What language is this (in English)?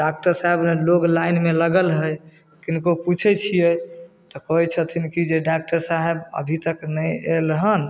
Maithili